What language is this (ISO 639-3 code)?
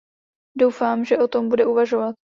ces